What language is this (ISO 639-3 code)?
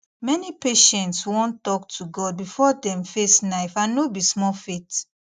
pcm